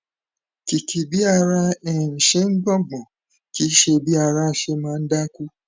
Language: Yoruba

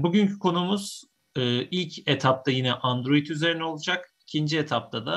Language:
Turkish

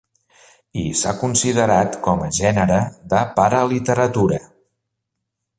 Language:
Catalan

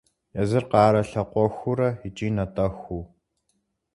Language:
Kabardian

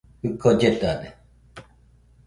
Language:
Nüpode Huitoto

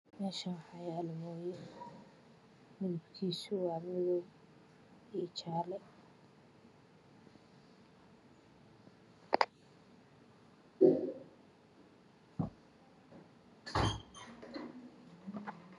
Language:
Somali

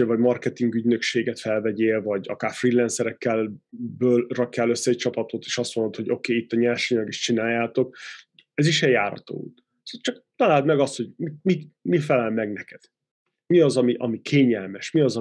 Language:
Hungarian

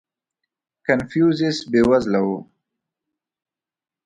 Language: Pashto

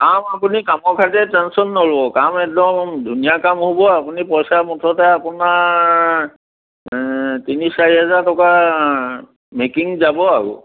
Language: Assamese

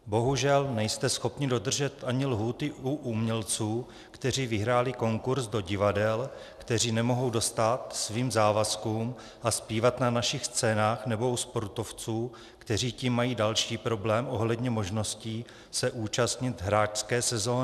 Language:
Czech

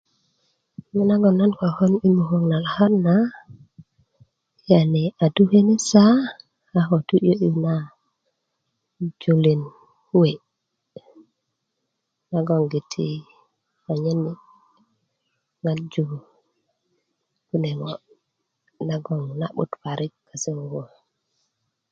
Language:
Kuku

